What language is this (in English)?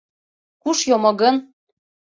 Mari